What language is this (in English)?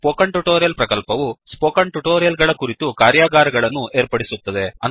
Kannada